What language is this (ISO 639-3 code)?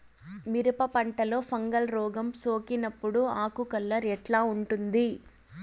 tel